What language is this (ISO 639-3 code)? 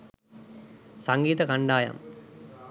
sin